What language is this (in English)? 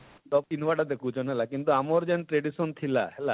Odia